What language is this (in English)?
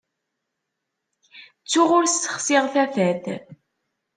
Kabyle